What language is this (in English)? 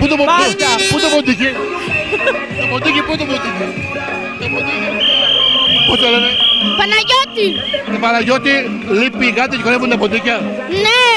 Greek